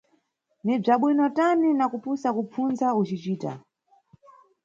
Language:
Nyungwe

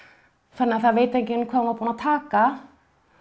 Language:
Icelandic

